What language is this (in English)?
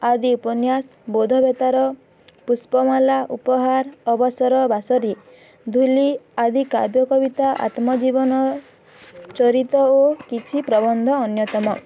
Odia